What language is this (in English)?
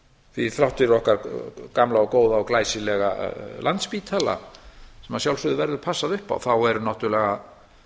Icelandic